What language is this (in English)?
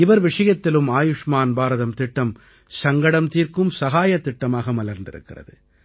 Tamil